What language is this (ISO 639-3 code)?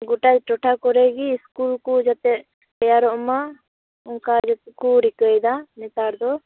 sat